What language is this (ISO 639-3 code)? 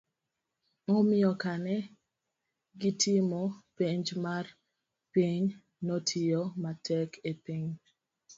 luo